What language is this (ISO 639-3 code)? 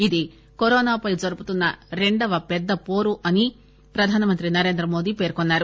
tel